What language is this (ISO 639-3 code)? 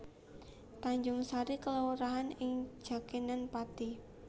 jav